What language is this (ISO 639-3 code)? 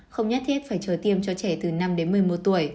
vie